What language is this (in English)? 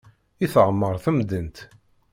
Kabyle